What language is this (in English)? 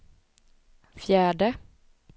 Swedish